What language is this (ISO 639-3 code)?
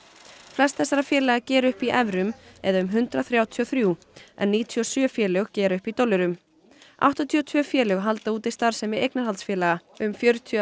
isl